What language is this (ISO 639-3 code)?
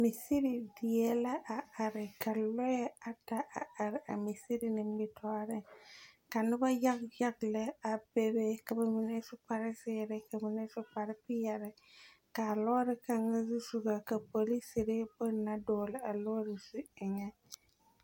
dga